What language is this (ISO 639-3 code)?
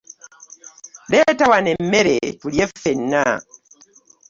lug